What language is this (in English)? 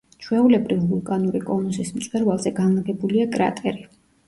Georgian